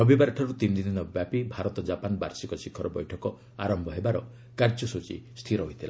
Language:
Odia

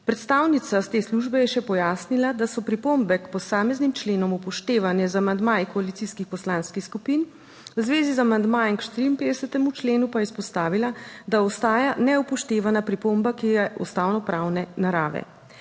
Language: Slovenian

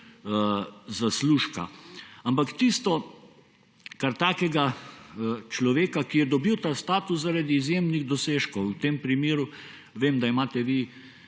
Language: Slovenian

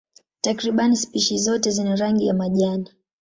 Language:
Swahili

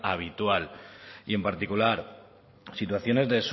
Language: Spanish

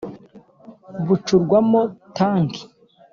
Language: Kinyarwanda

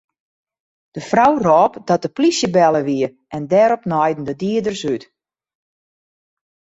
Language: Western Frisian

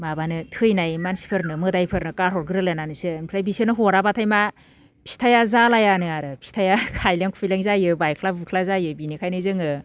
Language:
Bodo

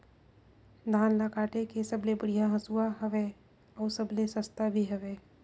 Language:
Chhattisgarhi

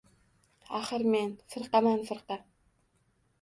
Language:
Uzbek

